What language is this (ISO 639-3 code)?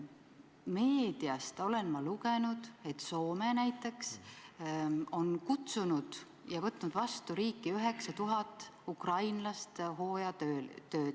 est